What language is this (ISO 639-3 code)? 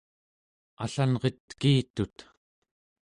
esu